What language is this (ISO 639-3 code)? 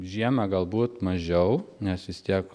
lit